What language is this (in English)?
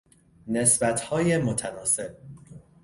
Persian